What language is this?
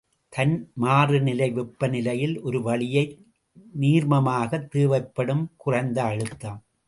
Tamil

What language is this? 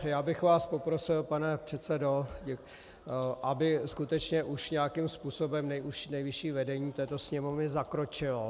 Czech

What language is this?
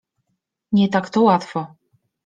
Polish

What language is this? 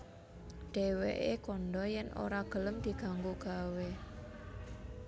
Javanese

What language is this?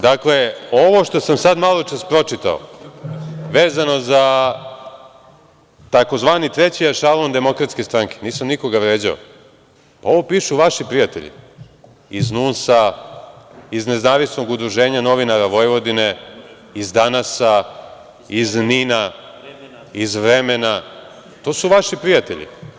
Serbian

